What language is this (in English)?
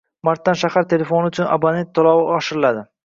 Uzbek